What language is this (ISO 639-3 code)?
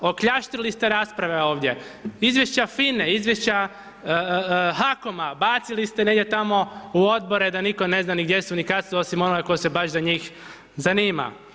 hrv